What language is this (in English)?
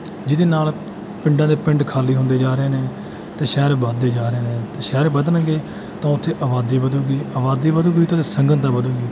Punjabi